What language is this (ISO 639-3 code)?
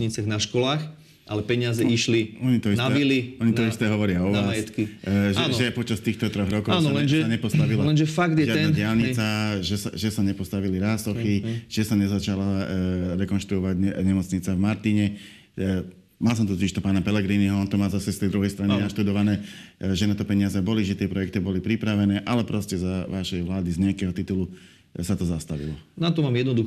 slk